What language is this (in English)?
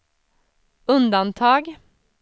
Swedish